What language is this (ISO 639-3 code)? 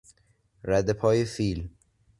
fas